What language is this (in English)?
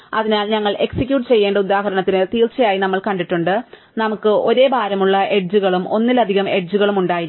Malayalam